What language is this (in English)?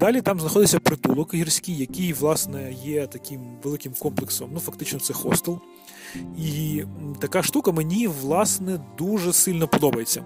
Ukrainian